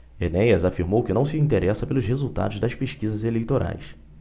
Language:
Portuguese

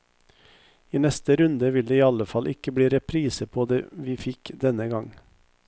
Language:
Norwegian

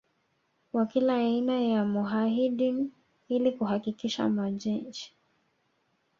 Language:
Swahili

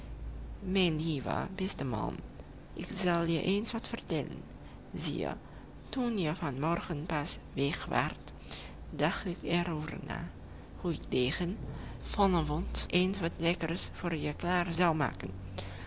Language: Dutch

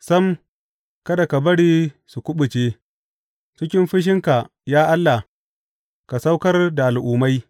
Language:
Hausa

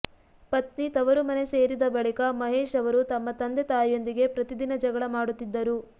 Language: Kannada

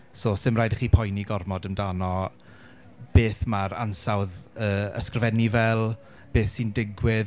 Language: Welsh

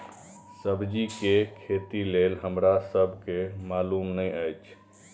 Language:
Maithili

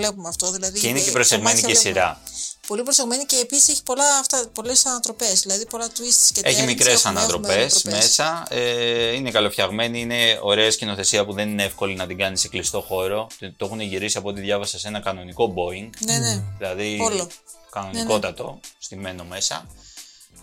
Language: Greek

